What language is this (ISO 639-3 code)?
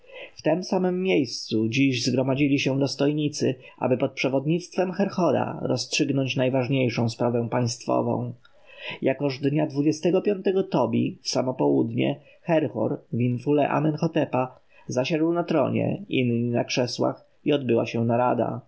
pol